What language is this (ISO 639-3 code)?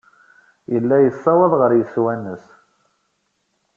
kab